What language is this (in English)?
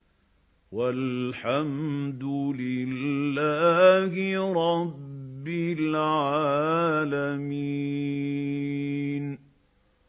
Arabic